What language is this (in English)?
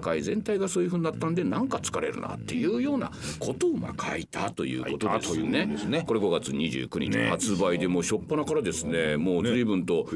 Japanese